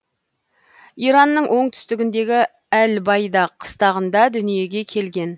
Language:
Kazakh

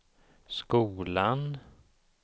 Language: Swedish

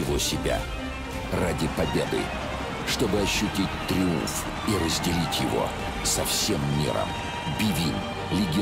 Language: Russian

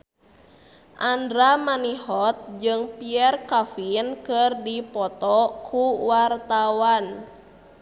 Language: Sundanese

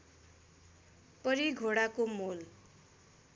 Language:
Nepali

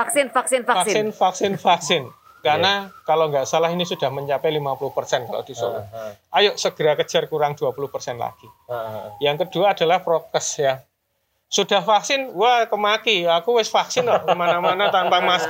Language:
Indonesian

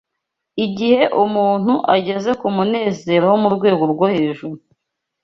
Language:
Kinyarwanda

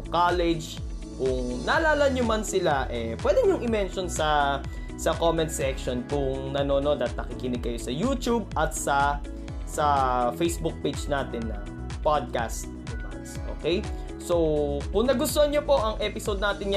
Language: Filipino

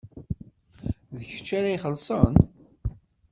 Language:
Kabyle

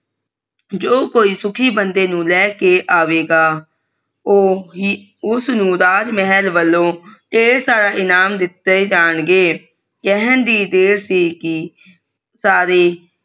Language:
Punjabi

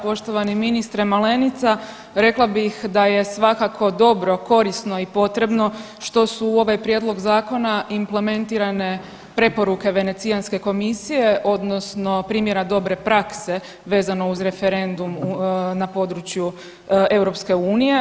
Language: Croatian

